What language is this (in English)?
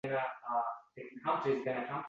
Uzbek